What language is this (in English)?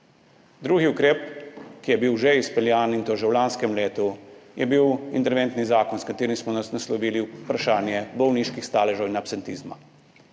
Slovenian